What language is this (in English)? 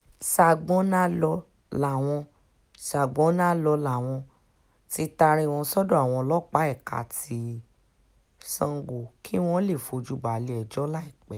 Yoruba